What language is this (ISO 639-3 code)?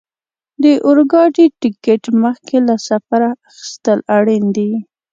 pus